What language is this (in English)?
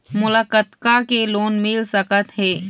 Chhattisgarhi